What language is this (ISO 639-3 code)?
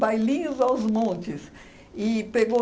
por